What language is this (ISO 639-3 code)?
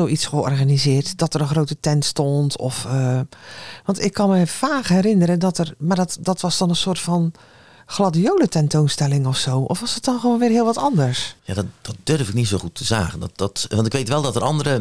nld